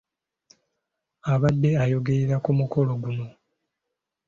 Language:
Ganda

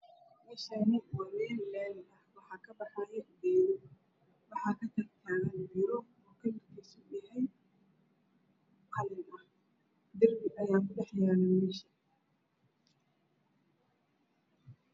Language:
Somali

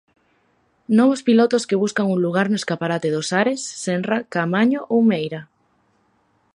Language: Galician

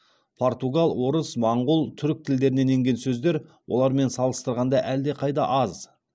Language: Kazakh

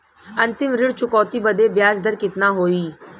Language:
Bhojpuri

